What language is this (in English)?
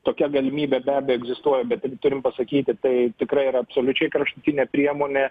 Lithuanian